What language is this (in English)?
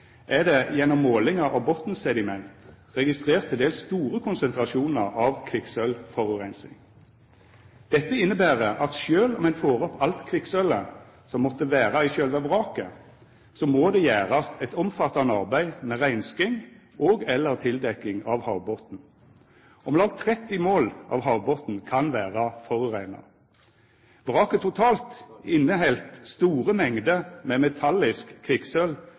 Norwegian Nynorsk